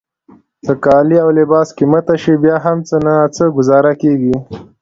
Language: Pashto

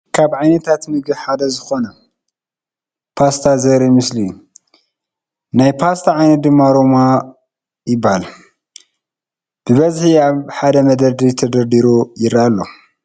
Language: Tigrinya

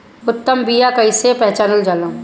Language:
Bhojpuri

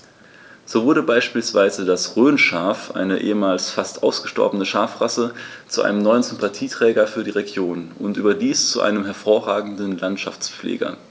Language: German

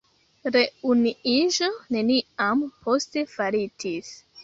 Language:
Esperanto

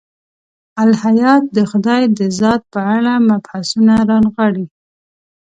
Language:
Pashto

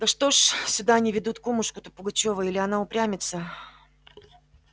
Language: Russian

